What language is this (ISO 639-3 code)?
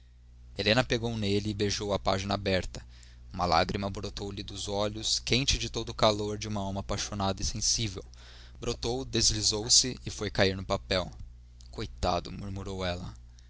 por